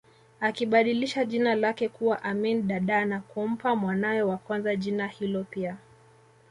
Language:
Swahili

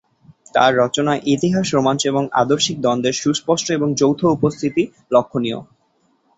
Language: Bangla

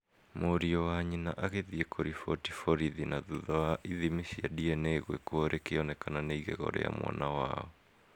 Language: Kikuyu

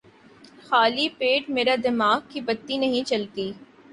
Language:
Urdu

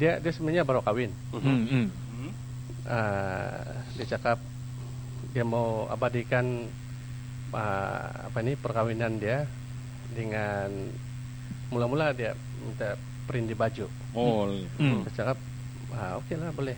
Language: Malay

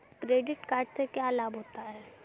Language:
Hindi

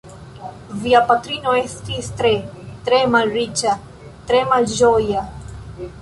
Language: Esperanto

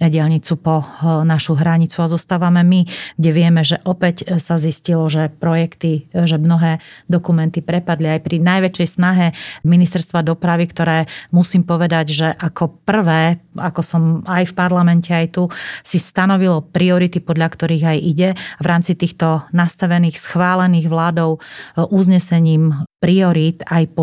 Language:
Slovak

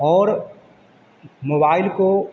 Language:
Hindi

